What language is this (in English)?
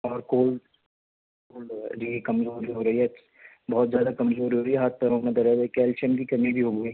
Urdu